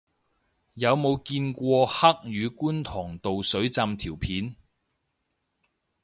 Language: Cantonese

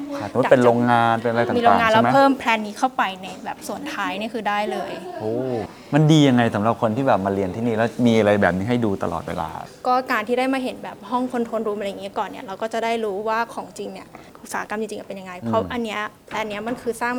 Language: Thai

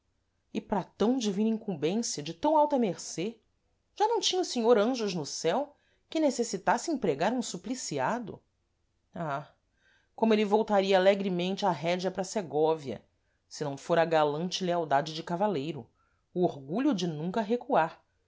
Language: Portuguese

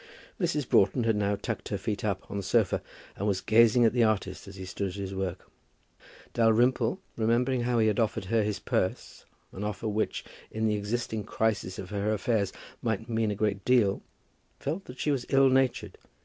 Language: English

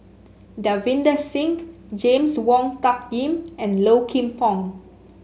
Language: English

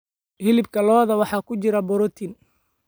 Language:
Somali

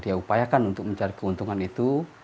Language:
Indonesian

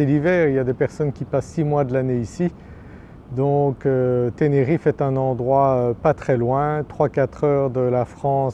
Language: French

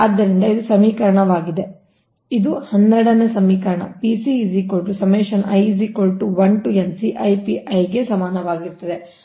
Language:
Kannada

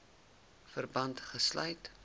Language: Afrikaans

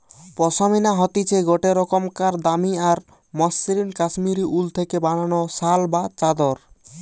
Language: Bangla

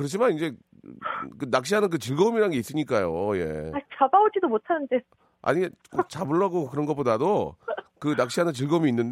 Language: Korean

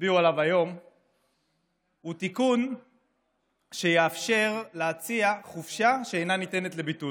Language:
Hebrew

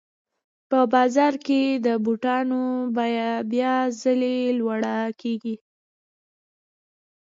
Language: Pashto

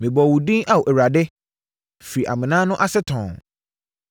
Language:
Akan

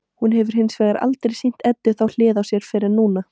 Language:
Icelandic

